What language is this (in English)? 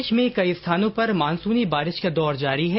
Hindi